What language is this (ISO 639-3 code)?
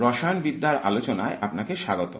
ben